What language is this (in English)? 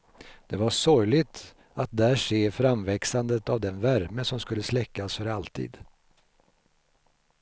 Swedish